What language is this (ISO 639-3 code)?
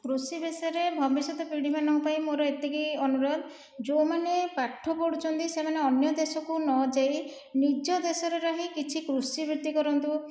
ori